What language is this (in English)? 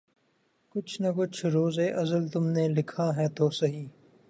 Urdu